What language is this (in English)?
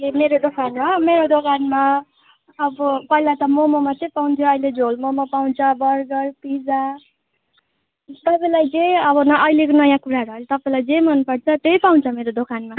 Nepali